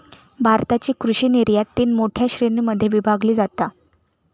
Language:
Marathi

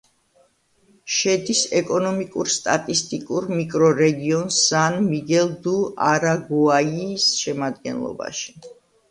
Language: Georgian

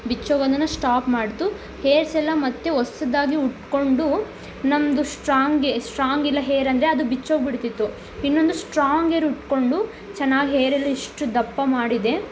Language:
Kannada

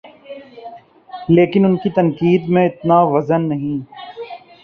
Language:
Urdu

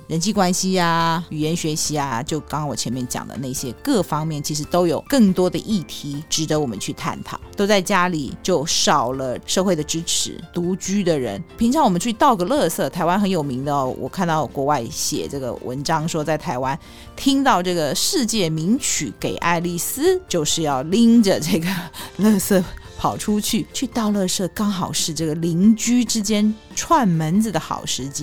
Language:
Chinese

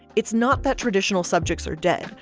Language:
English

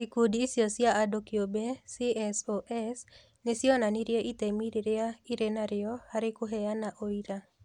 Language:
Kikuyu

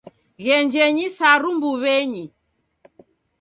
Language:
Taita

